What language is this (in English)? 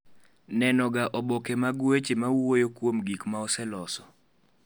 Luo (Kenya and Tanzania)